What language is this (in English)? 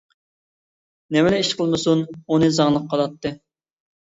Uyghur